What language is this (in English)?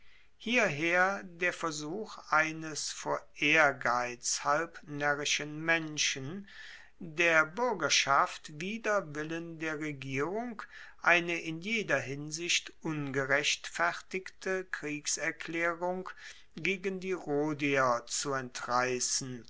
German